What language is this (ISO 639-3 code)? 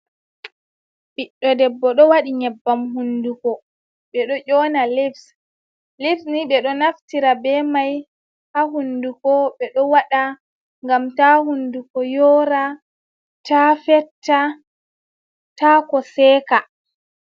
ful